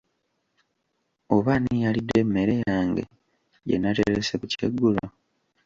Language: Ganda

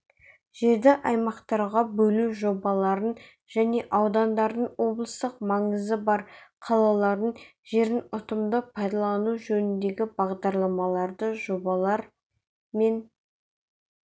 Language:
Kazakh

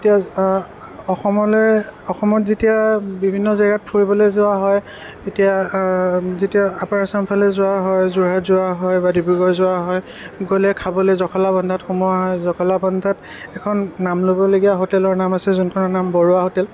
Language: Assamese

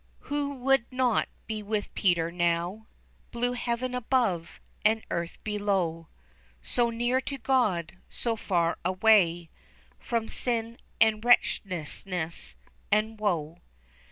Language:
English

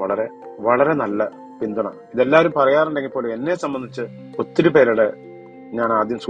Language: Malayalam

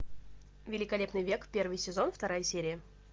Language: Russian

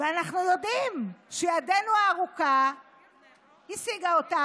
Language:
Hebrew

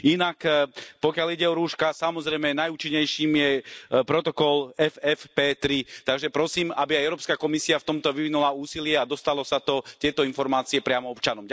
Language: Slovak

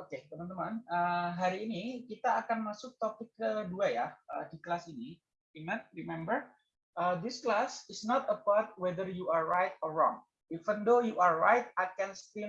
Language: Indonesian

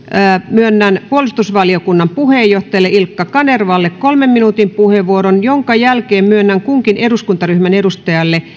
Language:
Finnish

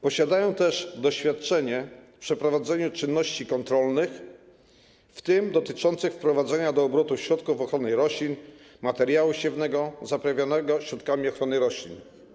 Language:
Polish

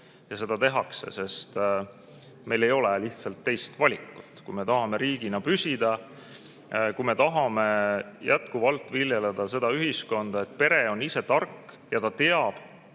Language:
Estonian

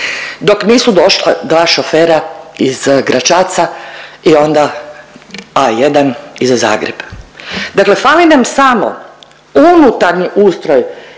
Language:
Croatian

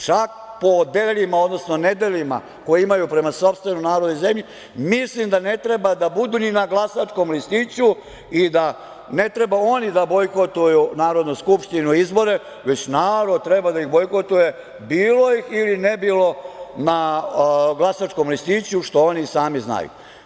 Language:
Serbian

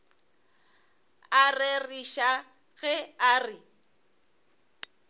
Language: Northern Sotho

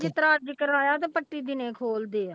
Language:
Punjabi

